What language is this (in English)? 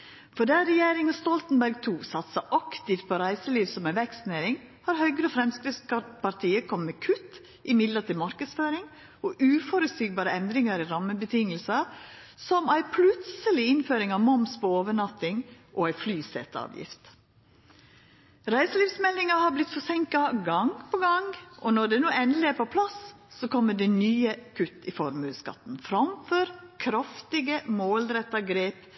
Norwegian Nynorsk